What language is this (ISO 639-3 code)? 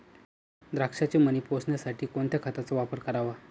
mar